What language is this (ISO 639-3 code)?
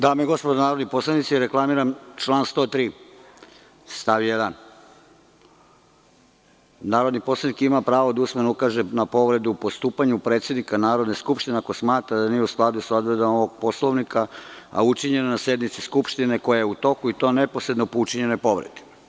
srp